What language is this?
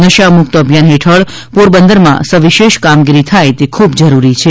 Gujarati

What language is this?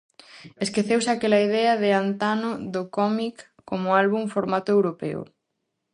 Galician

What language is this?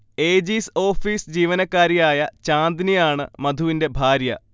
Malayalam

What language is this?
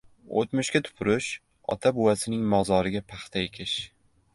Uzbek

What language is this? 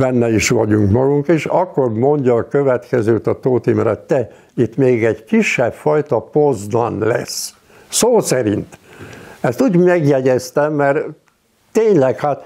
Hungarian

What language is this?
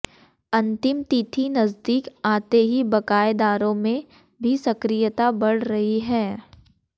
Hindi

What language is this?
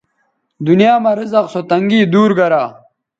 Bateri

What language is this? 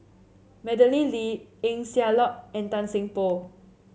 English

